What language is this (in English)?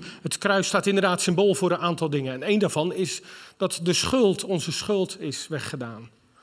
Dutch